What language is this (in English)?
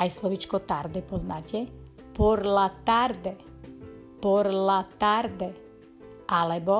Slovak